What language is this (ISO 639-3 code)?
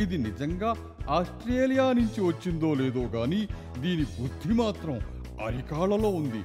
tel